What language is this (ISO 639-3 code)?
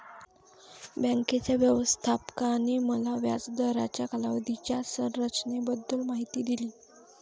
mar